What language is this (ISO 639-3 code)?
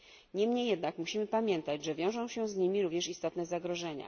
pol